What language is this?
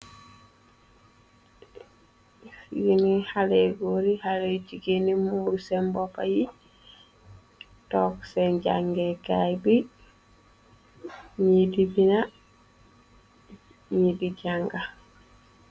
Wolof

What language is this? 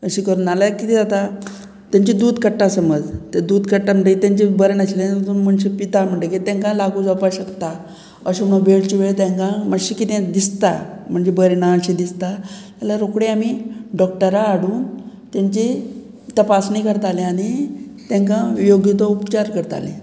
Konkani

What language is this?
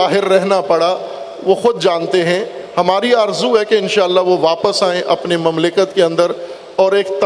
Urdu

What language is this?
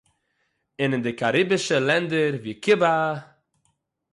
Yiddish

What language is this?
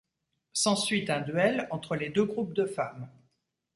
French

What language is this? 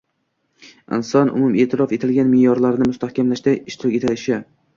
Uzbek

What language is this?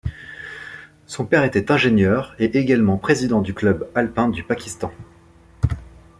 French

